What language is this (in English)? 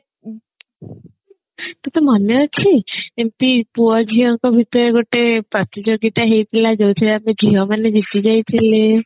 Odia